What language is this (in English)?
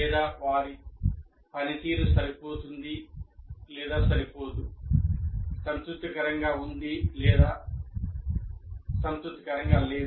Telugu